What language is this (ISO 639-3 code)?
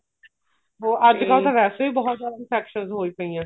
pan